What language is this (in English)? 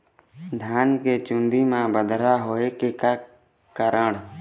Chhattisgarhi